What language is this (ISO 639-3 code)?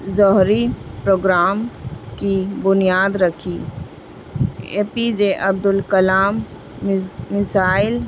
urd